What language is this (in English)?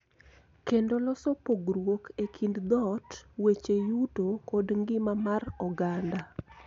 Luo (Kenya and Tanzania)